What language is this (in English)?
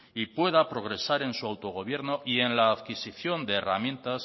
Spanish